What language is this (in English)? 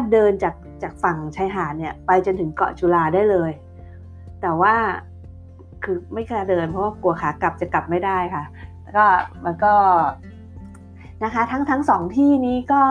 Thai